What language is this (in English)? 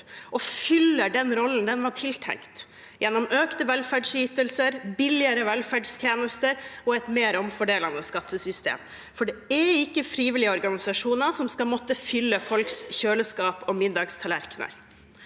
Norwegian